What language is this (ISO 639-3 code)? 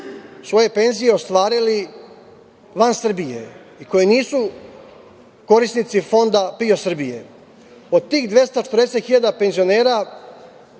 srp